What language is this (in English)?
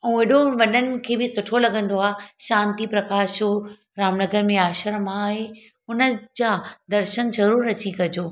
Sindhi